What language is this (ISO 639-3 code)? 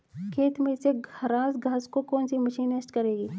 hin